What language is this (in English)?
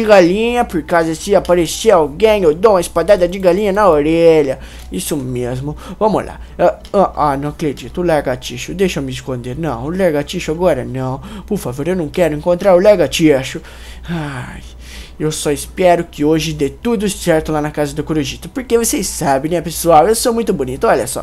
Portuguese